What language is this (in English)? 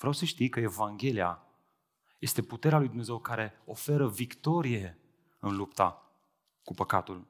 Romanian